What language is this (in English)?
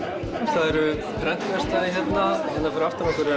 Icelandic